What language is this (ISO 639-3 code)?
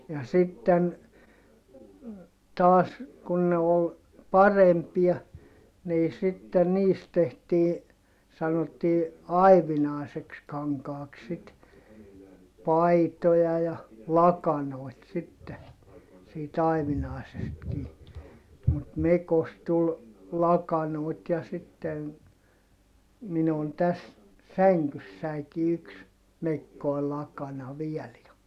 fin